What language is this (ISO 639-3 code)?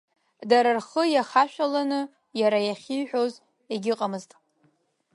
abk